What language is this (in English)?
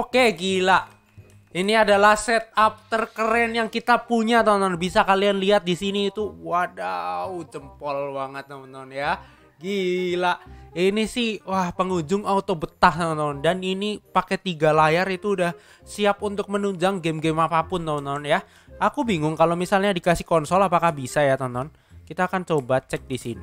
Indonesian